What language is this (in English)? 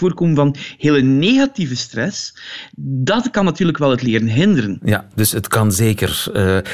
Dutch